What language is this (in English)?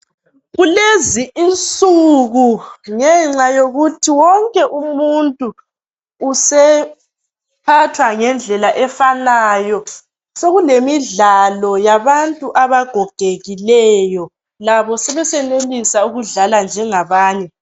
North Ndebele